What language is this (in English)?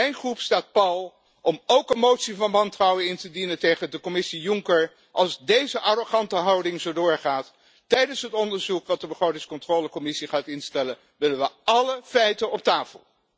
Dutch